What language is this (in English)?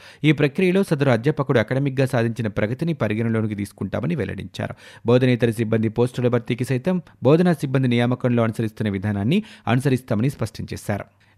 Telugu